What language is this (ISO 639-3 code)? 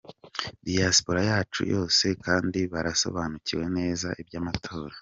kin